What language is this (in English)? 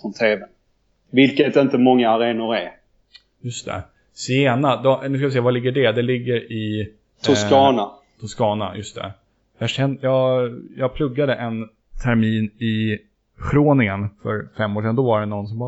Swedish